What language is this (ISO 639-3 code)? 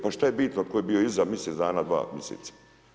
hrv